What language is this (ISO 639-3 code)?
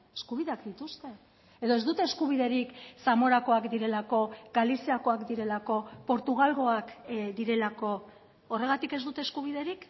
eus